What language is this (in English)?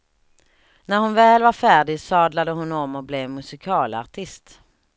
Swedish